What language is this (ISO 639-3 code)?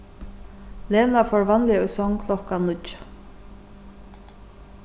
fao